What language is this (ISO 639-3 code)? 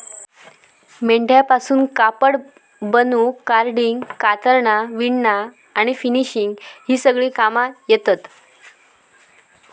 mar